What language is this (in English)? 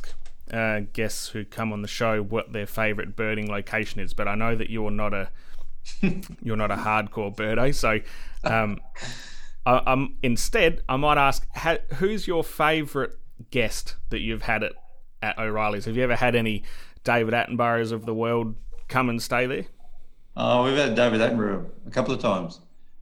English